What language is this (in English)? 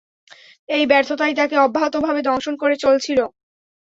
Bangla